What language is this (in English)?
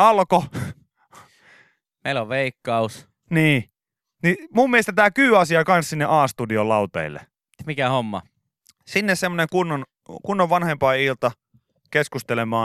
Finnish